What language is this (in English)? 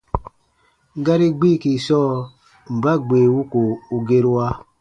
Baatonum